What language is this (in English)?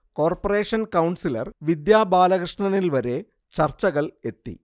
Malayalam